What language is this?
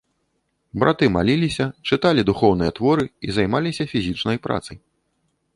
Belarusian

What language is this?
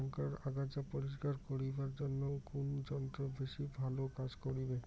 Bangla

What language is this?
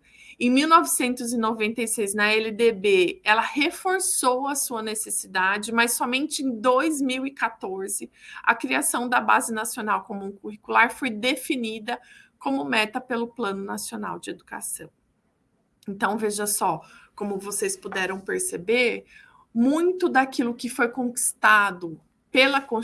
Portuguese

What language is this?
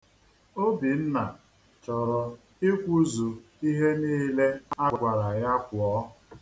Igbo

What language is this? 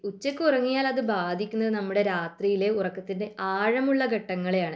Malayalam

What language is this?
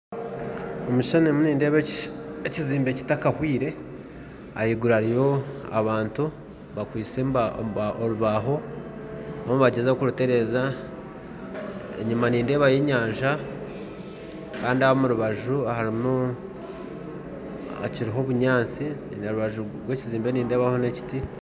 Nyankole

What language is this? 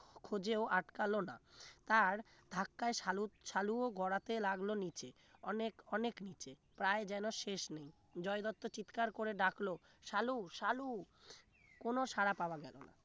Bangla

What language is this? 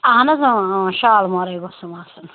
Kashmiri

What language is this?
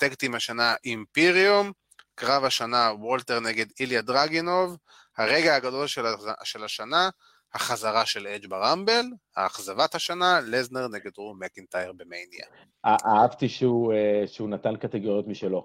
Hebrew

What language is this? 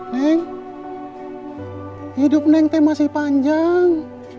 Indonesian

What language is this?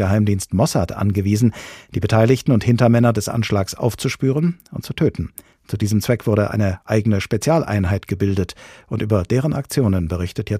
German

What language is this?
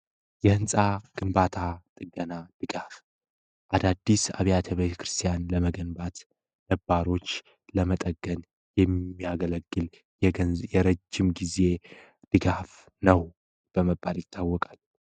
Amharic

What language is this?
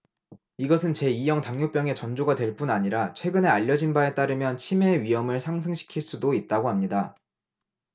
Korean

